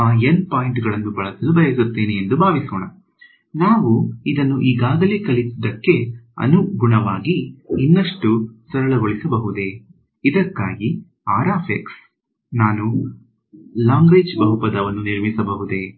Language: Kannada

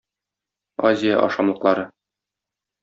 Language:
Tatar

